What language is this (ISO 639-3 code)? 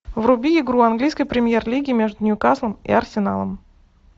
rus